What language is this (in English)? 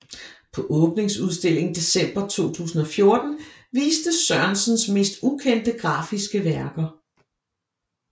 Danish